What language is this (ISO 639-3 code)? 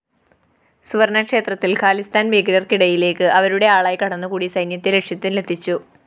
mal